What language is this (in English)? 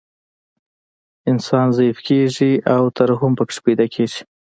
Pashto